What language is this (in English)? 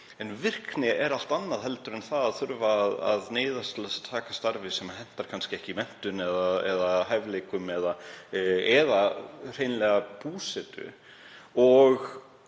Icelandic